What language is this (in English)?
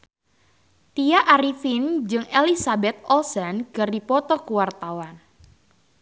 Sundanese